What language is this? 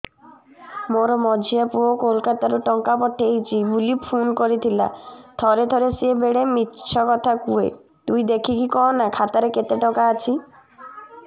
Odia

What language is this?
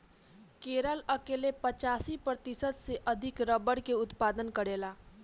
Bhojpuri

